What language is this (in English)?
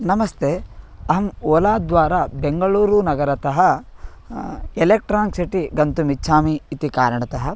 Sanskrit